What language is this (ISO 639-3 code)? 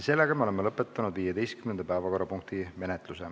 est